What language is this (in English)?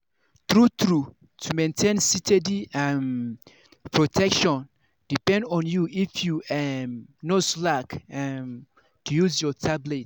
Nigerian Pidgin